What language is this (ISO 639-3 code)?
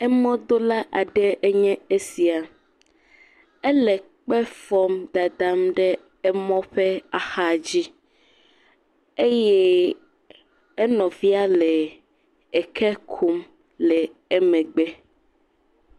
ewe